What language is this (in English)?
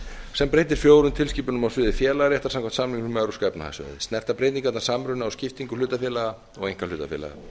Icelandic